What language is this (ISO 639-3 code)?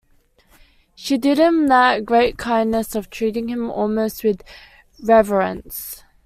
eng